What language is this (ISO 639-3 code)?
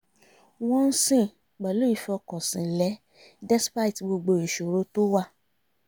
yor